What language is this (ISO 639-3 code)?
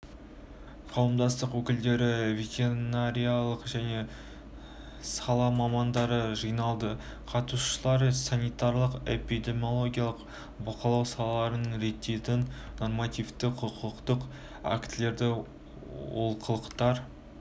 kaz